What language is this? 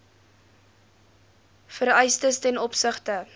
Afrikaans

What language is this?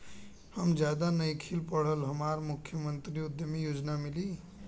Bhojpuri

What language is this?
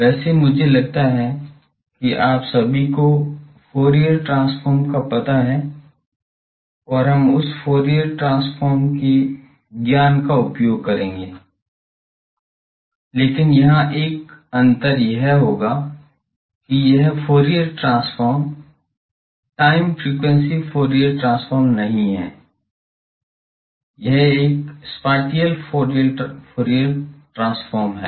Hindi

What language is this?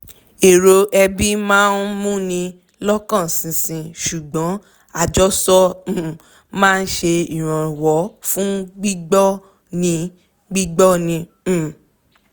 Yoruba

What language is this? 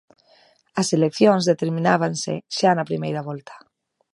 Galician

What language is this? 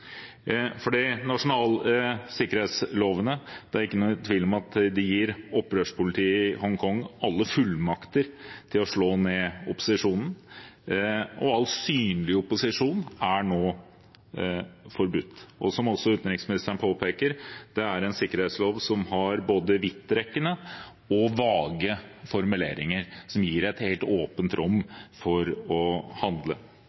Norwegian Bokmål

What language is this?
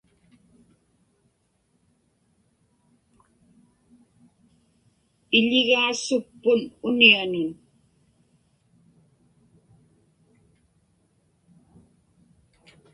Inupiaq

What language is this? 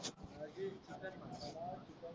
Marathi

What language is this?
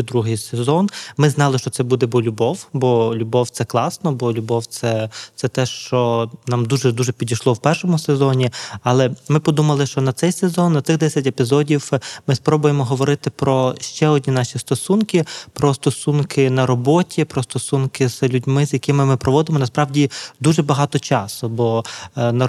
Ukrainian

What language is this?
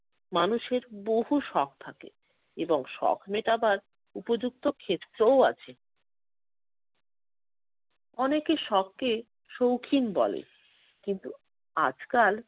Bangla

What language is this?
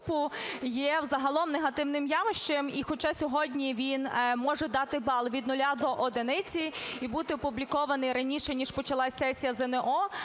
Ukrainian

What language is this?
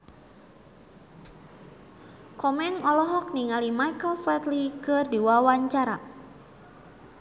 Sundanese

